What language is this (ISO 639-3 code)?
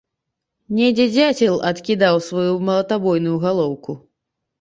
bel